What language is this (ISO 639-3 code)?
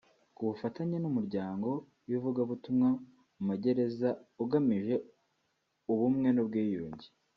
kin